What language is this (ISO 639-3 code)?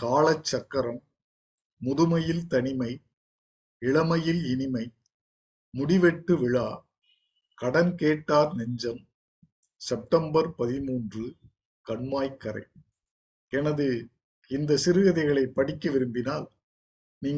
tam